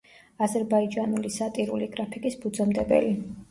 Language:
Georgian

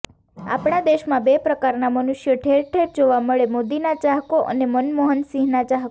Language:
Gujarati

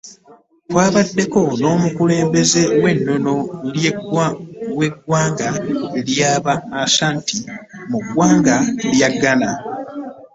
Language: Ganda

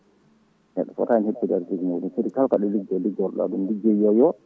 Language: Fula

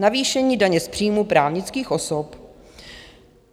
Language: Czech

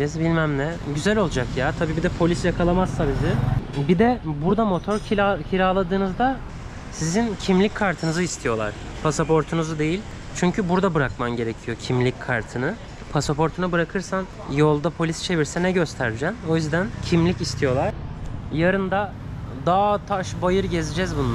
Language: Turkish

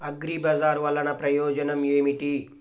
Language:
Telugu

